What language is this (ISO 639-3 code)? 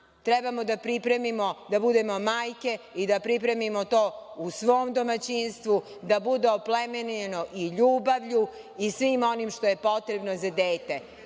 srp